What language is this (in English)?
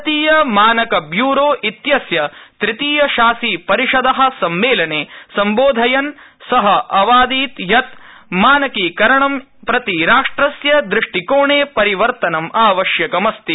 Sanskrit